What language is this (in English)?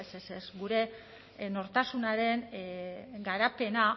Basque